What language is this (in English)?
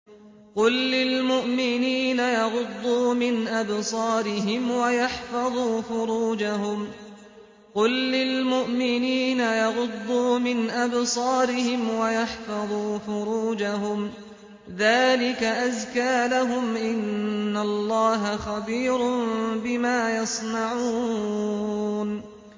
Arabic